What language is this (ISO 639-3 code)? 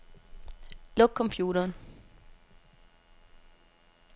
dan